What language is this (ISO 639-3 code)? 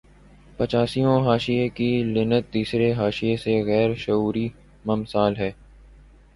urd